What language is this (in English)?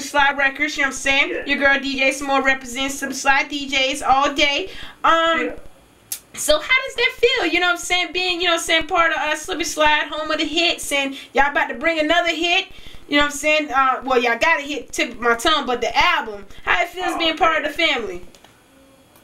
English